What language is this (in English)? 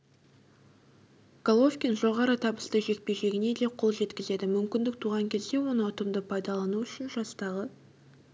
Kazakh